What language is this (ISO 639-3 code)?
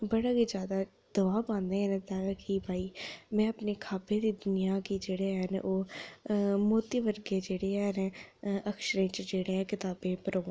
doi